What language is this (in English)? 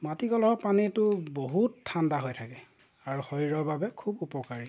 Assamese